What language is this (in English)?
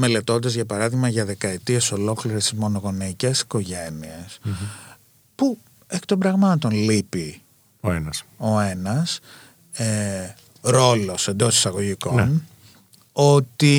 Greek